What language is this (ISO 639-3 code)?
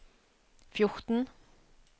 nor